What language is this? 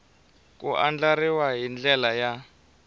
Tsonga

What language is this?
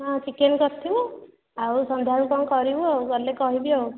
Odia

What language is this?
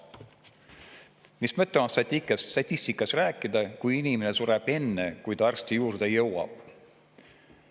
Estonian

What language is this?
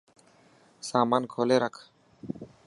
Dhatki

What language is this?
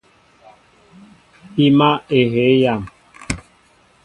Mbo (Cameroon)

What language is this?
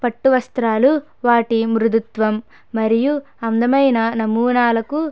Telugu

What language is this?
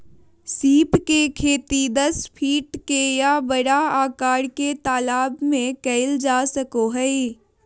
Magahi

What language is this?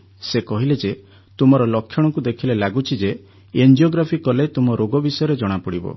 Odia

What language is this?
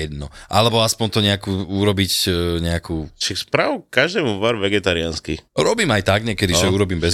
Slovak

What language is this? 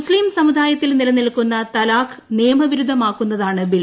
Malayalam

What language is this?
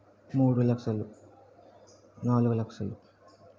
Telugu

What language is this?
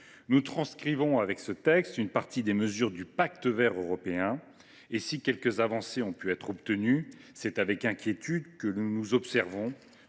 French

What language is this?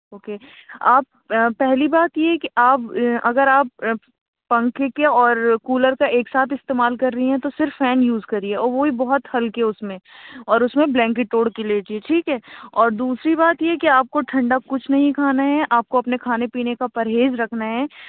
Urdu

